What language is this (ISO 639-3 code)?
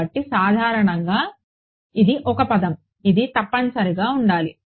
tel